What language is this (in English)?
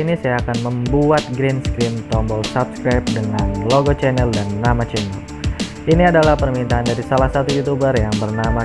Indonesian